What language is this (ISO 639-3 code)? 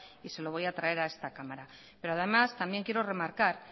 spa